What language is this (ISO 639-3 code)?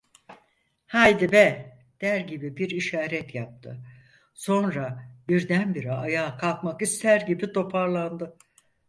tur